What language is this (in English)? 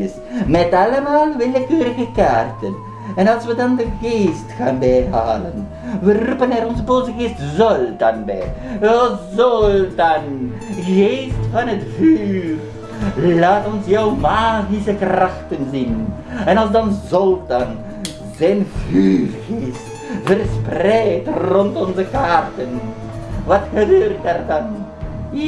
Dutch